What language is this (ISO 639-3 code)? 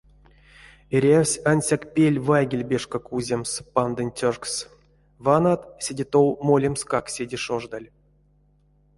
myv